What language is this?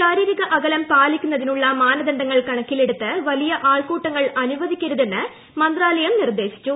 Malayalam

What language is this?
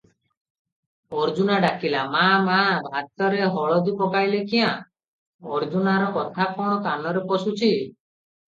Odia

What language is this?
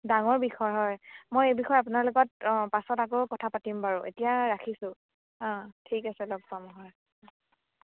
Assamese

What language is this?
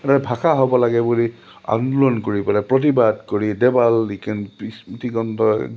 Assamese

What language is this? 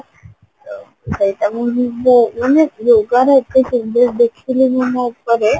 Odia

